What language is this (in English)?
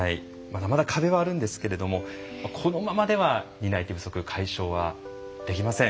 Japanese